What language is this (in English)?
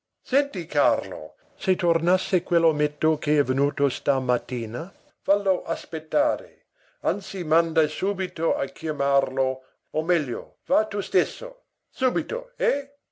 Italian